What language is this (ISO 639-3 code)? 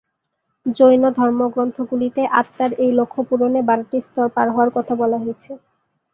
ben